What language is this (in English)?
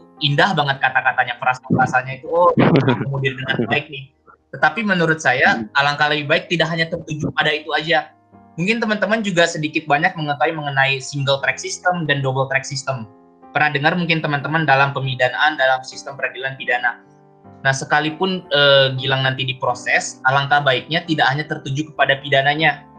Indonesian